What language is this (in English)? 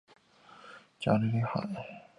Chinese